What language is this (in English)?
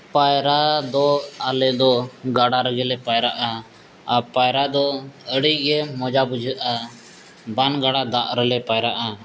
Santali